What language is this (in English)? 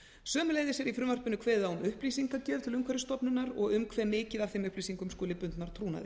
Icelandic